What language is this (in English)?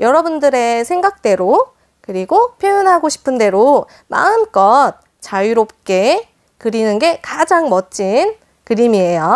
Korean